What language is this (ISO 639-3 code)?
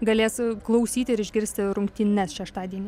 lit